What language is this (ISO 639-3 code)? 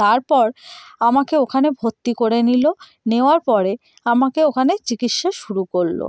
ben